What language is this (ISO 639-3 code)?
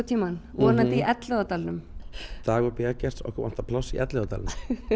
isl